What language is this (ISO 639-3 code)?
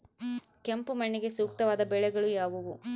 kan